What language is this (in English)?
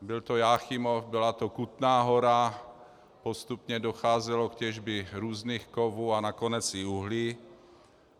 Czech